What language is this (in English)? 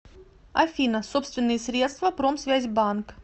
Russian